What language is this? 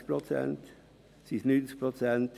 Swiss German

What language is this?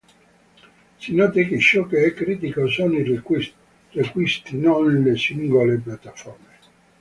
Italian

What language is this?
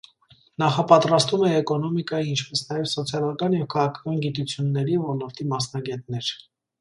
Armenian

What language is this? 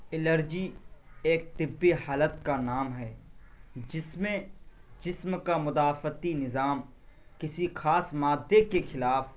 Urdu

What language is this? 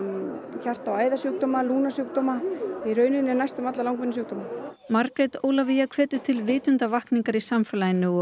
Icelandic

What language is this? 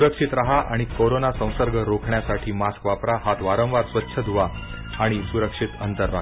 Marathi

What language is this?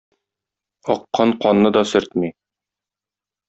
Tatar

